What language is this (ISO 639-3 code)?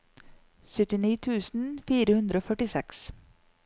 nor